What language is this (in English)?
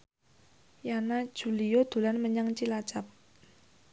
Javanese